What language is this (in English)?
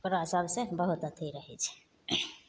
Maithili